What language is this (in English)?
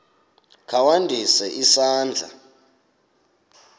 Xhosa